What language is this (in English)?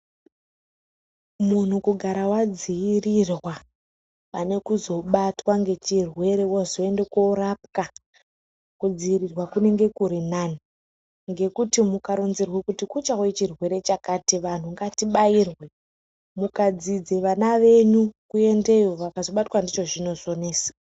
Ndau